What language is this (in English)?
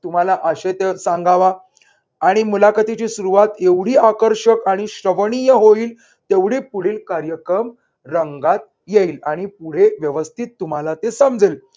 Marathi